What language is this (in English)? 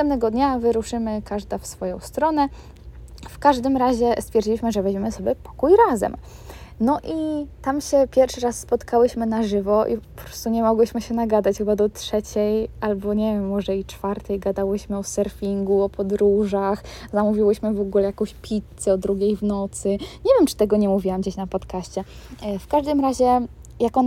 Polish